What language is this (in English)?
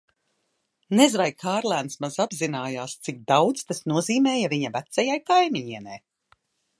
Latvian